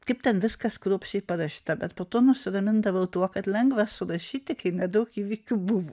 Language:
Lithuanian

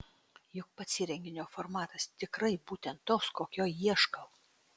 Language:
Lithuanian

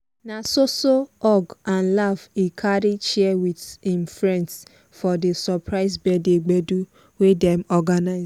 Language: Nigerian Pidgin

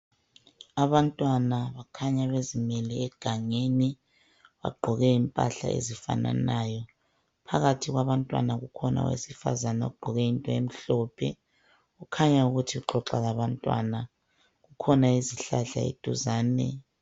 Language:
North Ndebele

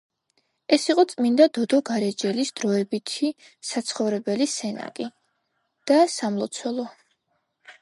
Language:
Georgian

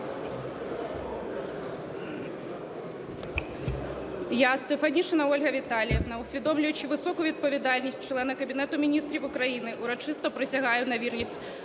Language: Ukrainian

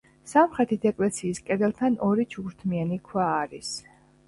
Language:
Georgian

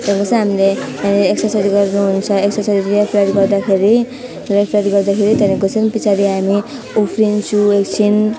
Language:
Nepali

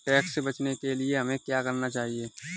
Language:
Hindi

